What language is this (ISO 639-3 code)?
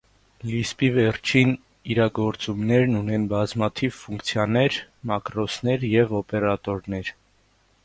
hye